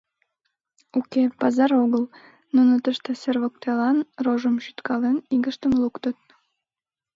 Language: Mari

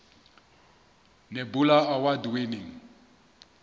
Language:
Southern Sotho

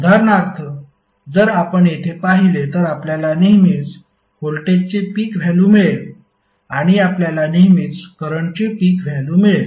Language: Marathi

